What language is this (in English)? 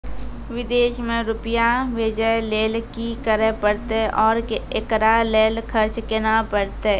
Maithili